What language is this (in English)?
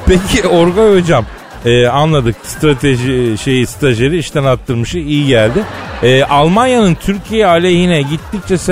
Turkish